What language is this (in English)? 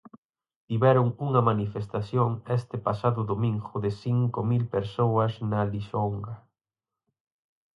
Galician